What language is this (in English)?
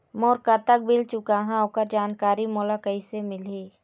Chhattisgarhi